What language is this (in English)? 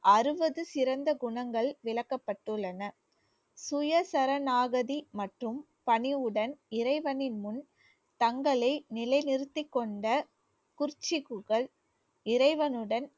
Tamil